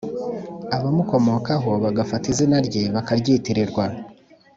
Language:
Kinyarwanda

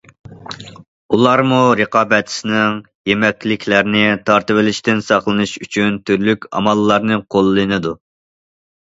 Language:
Uyghur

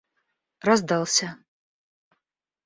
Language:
Russian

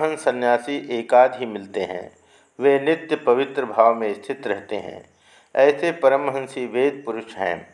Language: Hindi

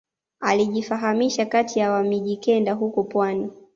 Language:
Swahili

